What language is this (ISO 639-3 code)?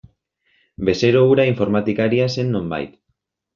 eus